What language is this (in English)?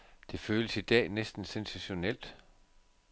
Danish